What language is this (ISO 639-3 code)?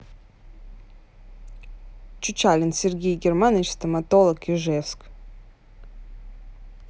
rus